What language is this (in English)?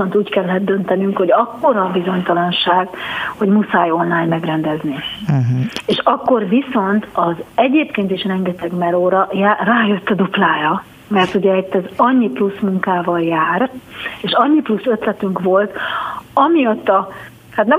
Hungarian